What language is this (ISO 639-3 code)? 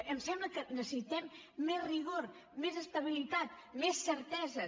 cat